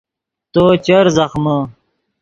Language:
Yidgha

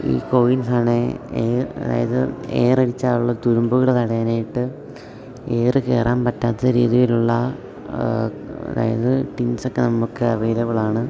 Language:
Malayalam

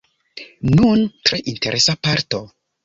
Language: Esperanto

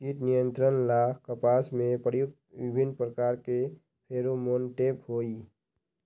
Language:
Magahi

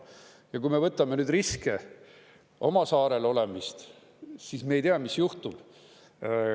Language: Estonian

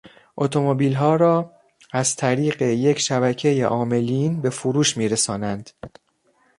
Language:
Persian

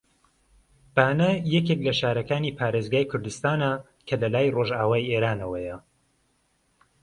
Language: Central Kurdish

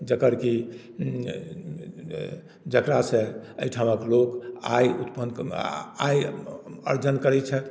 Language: Maithili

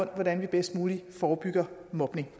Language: Danish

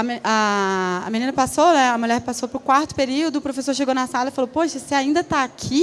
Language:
Portuguese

